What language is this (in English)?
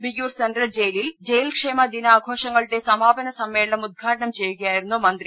Malayalam